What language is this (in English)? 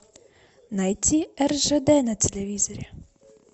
Russian